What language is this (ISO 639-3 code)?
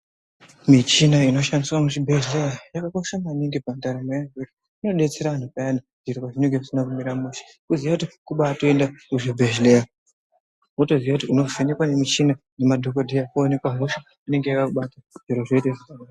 ndc